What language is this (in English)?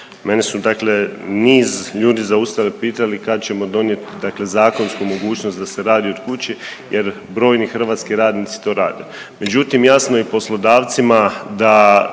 Croatian